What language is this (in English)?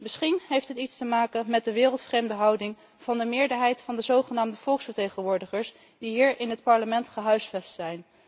Dutch